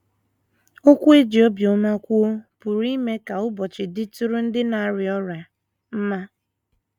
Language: Igbo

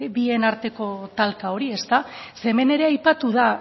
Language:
Basque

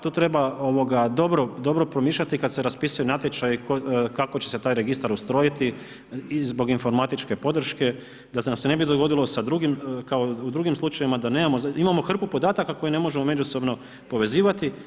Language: Croatian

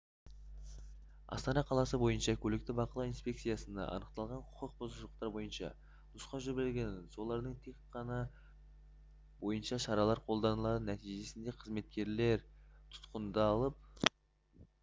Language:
Kazakh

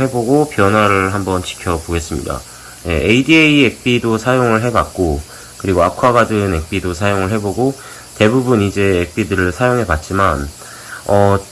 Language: Korean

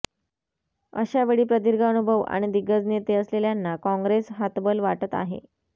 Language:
Marathi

